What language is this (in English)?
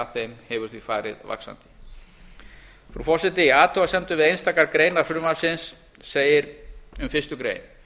Icelandic